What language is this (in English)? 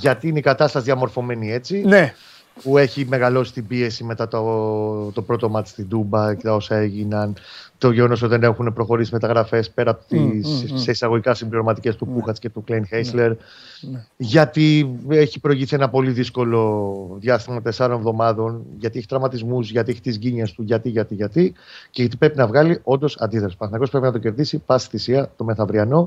Greek